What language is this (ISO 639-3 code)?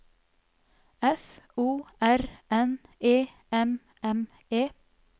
nor